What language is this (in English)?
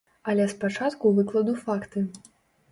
Belarusian